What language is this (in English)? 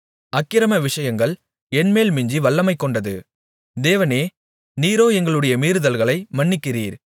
Tamil